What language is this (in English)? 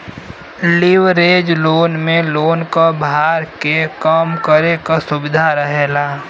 Bhojpuri